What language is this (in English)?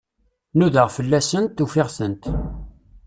Kabyle